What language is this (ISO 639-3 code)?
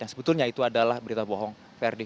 ind